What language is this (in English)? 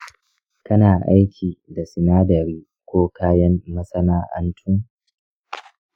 Hausa